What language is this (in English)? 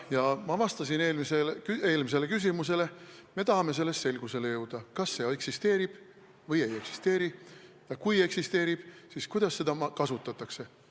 Estonian